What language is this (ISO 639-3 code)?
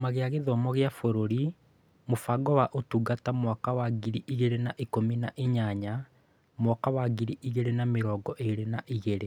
kik